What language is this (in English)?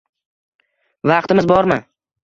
Uzbek